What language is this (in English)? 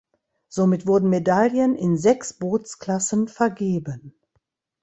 German